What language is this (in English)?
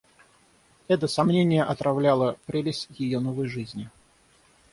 Russian